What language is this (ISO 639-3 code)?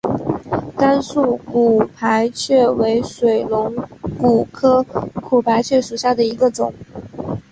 zho